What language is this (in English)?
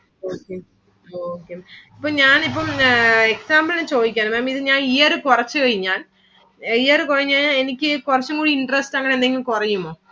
Malayalam